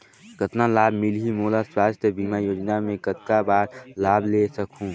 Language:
Chhattisgarhi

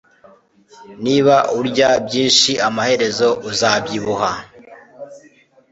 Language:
Kinyarwanda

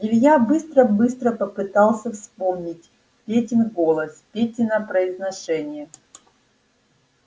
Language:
Russian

